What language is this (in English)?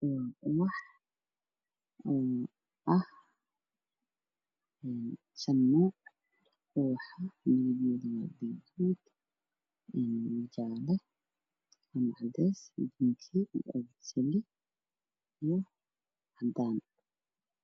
Somali